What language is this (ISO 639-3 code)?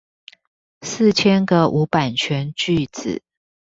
zho